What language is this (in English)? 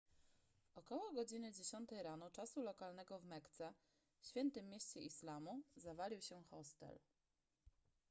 Polish